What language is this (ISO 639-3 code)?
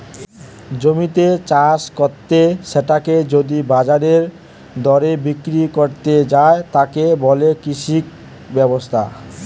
ben